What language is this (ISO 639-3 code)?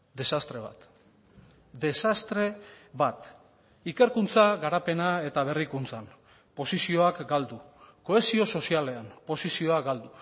eus